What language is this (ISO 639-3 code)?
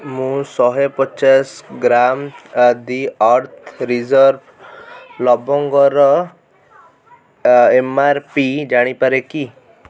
ori